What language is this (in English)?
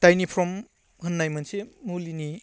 Bodo